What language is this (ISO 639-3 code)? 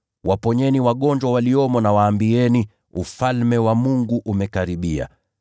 swa